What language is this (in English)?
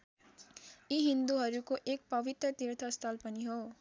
Nepali